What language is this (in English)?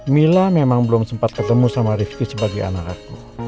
Indonesian